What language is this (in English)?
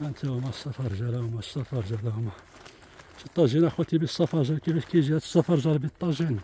Arabic